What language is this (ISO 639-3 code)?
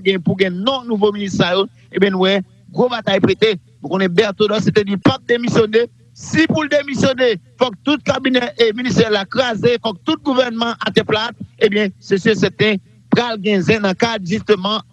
fra